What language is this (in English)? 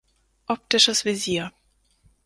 German